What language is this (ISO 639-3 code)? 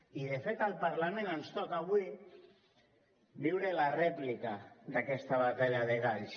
cat